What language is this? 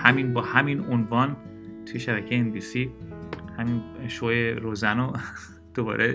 Persian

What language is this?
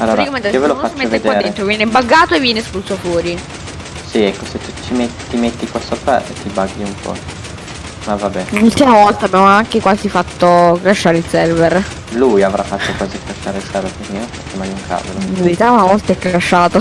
Italian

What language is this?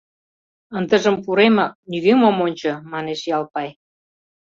Mari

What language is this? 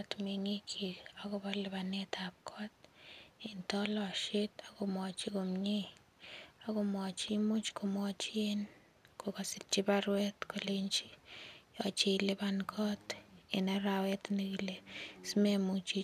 Kalenjin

